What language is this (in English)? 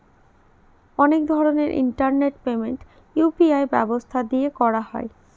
Bangla